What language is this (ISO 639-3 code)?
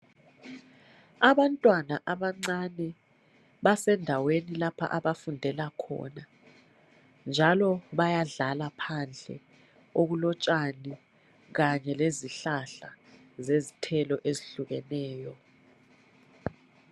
nde